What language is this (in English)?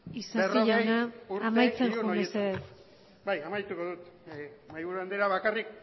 Basque